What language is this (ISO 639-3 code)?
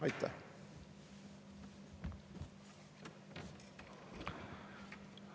est